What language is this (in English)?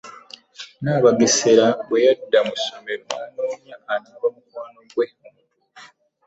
Ganda